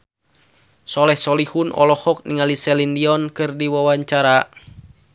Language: Sundanese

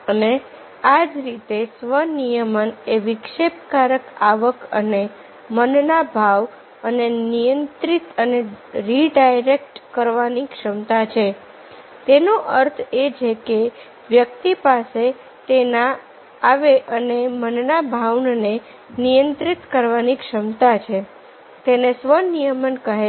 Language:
Gujarati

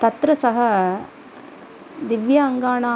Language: Sanskrit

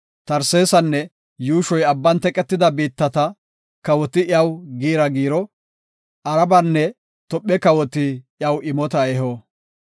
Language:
Gofa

